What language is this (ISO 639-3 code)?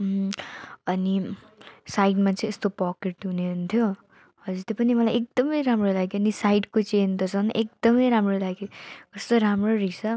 nep